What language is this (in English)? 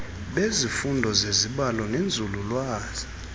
Xhosa